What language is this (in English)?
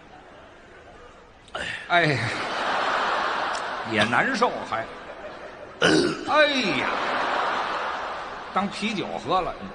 Chinese